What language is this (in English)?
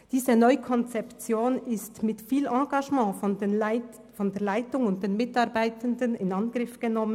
Swiss German